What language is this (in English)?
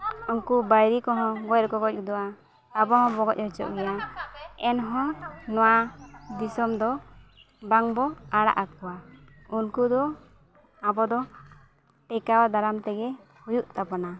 Santali